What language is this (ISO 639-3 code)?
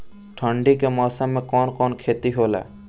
bho